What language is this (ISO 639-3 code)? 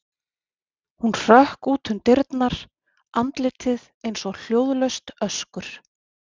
isl